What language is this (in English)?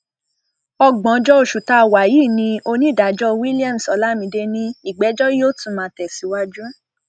Yoruba